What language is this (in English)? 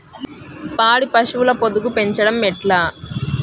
Telugu